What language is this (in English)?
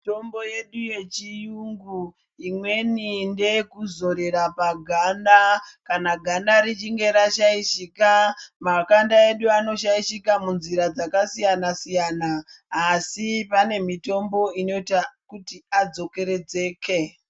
Ndau